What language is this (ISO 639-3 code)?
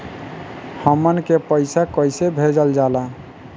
bho